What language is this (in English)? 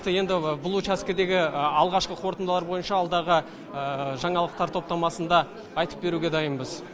Kazakh